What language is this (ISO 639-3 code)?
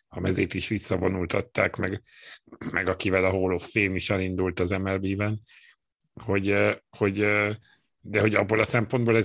hun